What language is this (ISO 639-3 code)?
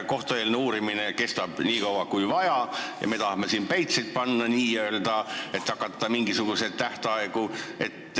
est